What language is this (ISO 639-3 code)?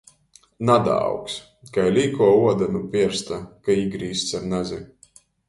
ltg